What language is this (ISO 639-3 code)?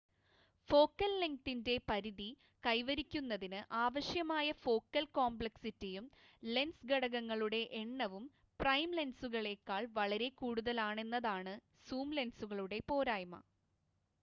mal